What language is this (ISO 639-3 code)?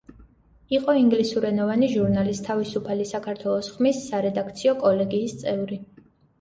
kat